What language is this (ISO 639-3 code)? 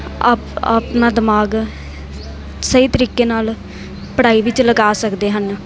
pan